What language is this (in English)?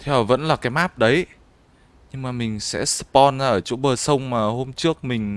Vietnamese